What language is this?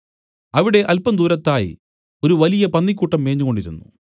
Malayalam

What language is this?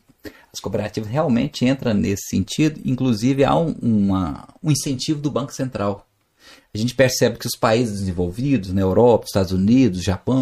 Portuguese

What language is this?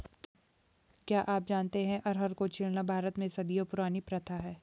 Hindi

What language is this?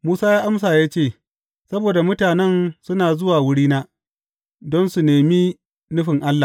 Hausa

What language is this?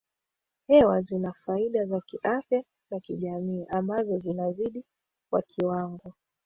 Swahili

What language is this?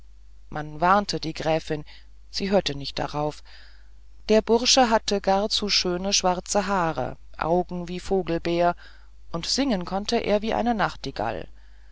German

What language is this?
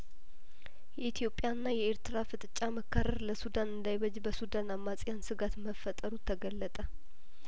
Amharic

